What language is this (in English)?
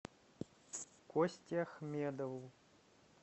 Russian